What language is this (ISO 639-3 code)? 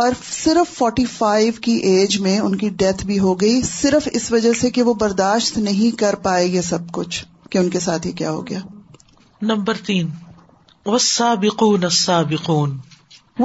urd